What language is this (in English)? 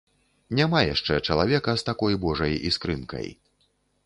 Belarusian